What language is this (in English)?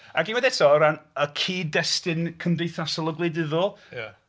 Welsh